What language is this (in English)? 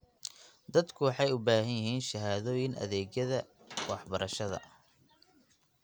Somali